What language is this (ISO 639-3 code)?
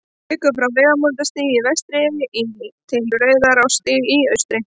isl